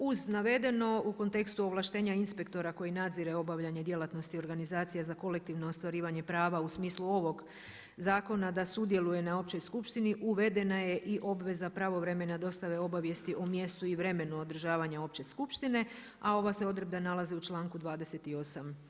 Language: Croatian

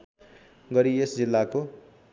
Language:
Nepali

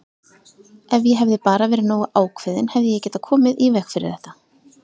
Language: Icelandic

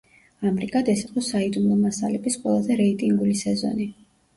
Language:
Georgian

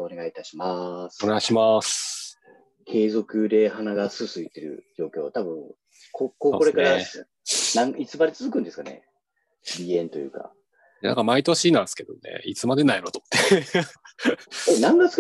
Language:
Japanese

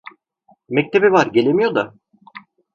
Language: Turkish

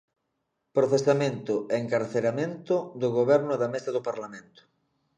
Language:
Galician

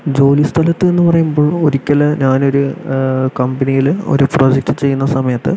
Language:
Malayalam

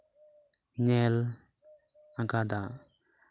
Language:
Santali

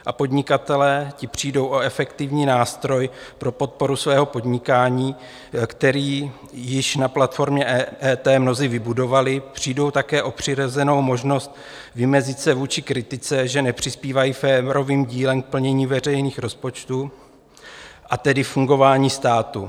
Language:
Czech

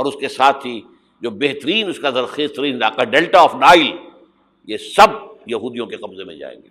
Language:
Urdu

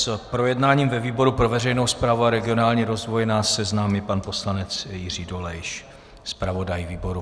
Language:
Czech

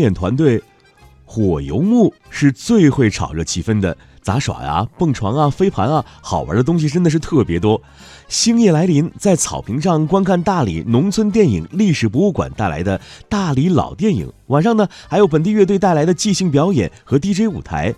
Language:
Chinese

